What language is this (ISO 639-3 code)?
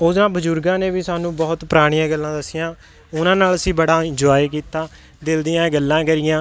pan